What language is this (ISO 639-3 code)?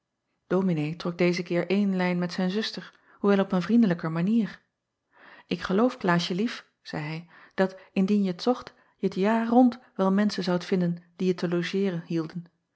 nld